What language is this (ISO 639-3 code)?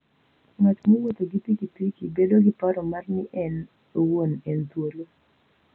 luo